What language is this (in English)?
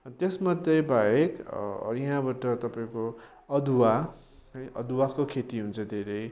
Nepali